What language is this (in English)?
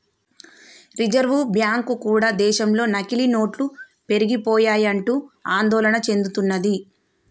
Telugu